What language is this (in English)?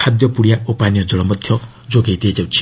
Odia